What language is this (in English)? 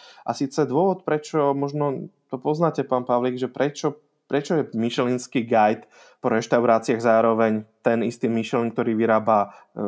Slovak